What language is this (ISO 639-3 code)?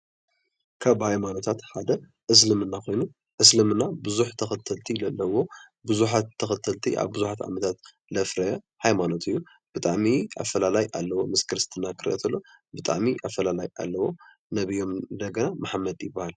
tir